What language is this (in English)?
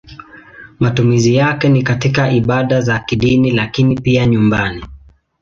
Swahili